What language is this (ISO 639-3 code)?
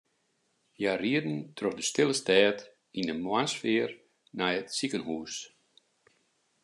fry